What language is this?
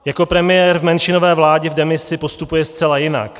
Czech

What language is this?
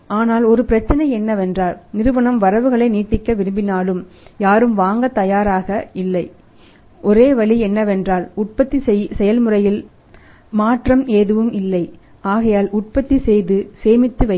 Tamil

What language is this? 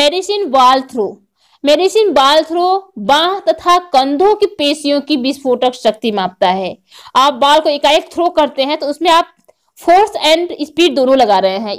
Hindi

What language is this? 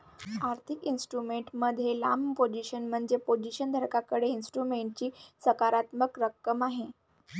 Marathi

